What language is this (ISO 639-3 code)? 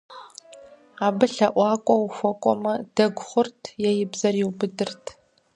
kbd